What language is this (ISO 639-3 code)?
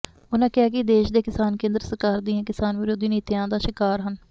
pan